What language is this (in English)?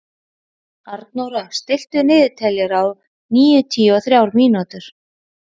Icelandic